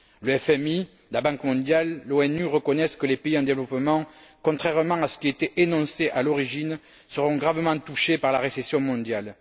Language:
French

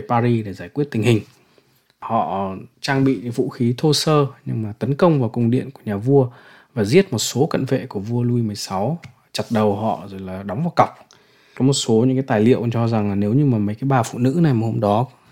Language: Vietnamese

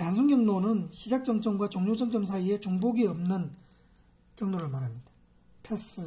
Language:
Korean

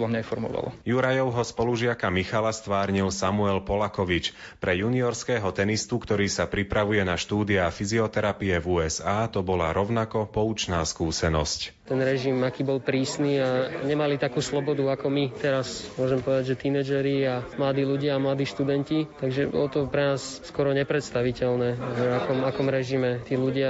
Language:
Slovak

